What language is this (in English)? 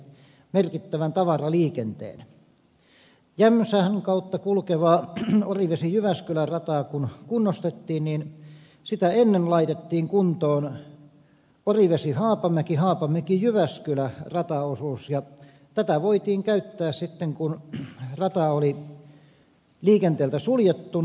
Finnish